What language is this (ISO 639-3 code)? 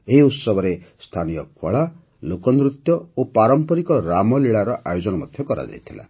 ori